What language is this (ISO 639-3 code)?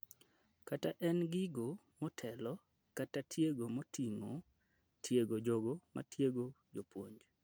luo